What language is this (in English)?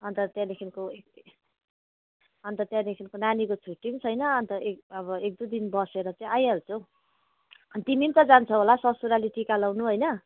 Nepali